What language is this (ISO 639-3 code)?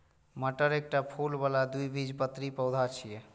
mai